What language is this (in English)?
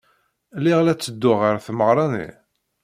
Kabyle